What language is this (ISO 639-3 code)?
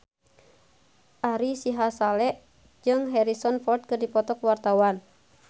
sun